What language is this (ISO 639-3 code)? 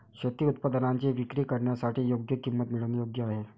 mar